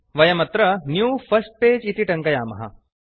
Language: Sanskrit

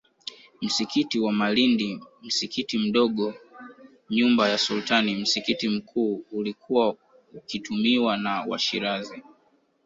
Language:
Swahili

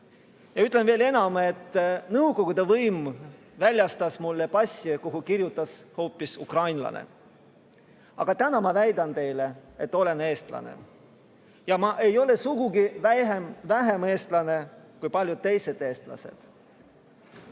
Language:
Estonian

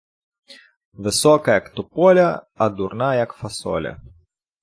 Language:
Ukrainian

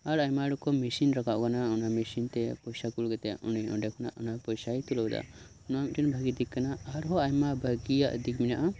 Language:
Santali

